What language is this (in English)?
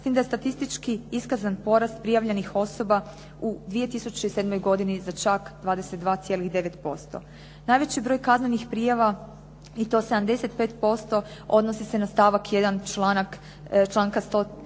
Croatian